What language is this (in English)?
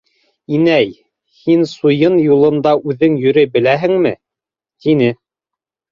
Bashkir